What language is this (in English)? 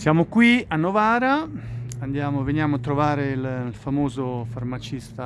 Italian